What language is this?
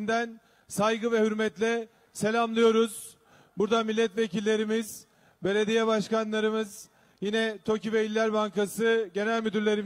Turkish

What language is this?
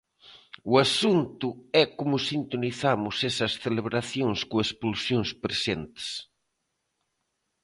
Galician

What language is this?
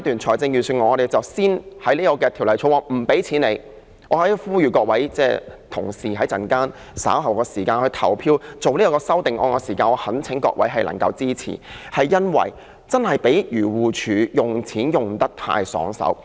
Cantonese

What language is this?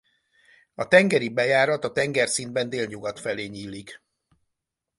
Hungarian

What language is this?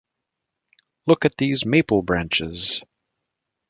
English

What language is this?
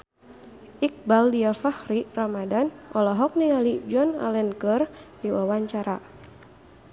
Sundanese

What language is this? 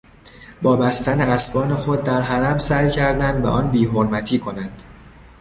Persian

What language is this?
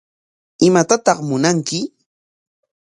Corongo Ancash Quechua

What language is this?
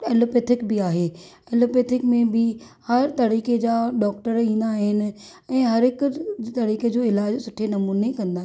Sindhi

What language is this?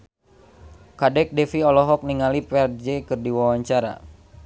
Sundanese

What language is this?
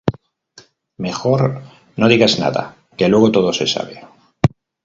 Spanish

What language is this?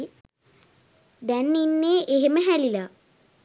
Sinhala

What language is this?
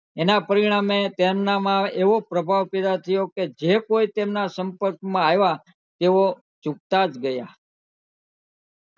Gujarati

